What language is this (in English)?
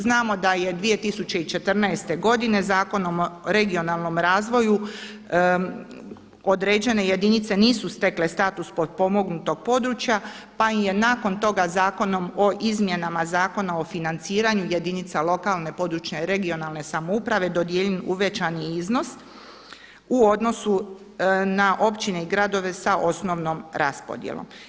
Croatian